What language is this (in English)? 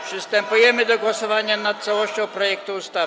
Polish